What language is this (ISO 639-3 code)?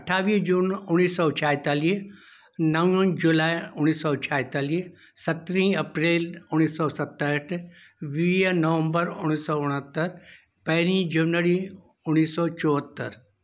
snd